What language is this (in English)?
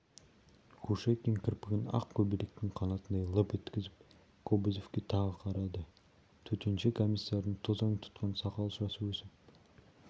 Kazakh